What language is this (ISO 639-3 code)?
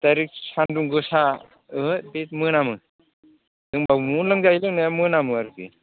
brx